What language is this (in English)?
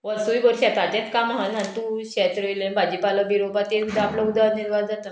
Konkani